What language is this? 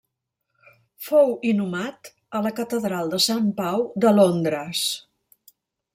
Catalan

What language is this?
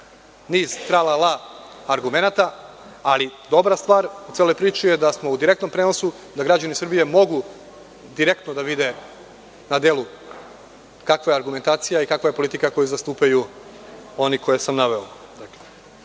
Serbian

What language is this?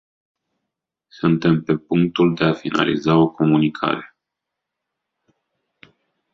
Romanian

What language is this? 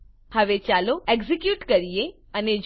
Gujarati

